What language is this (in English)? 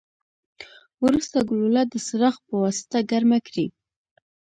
Pashto